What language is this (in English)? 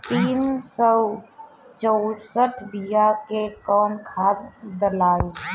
Bhojpuri